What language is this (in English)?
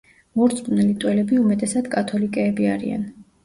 Georgian